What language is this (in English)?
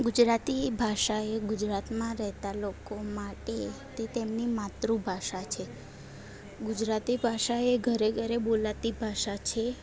Gujarati